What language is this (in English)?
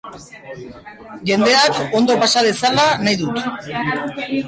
Basque